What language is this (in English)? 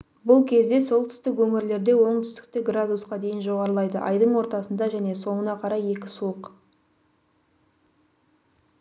Kazakh